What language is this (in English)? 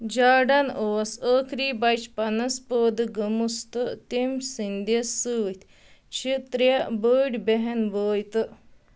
Kashmiri